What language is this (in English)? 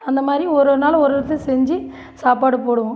Tamil